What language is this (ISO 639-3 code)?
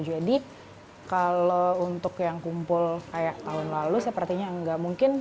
ind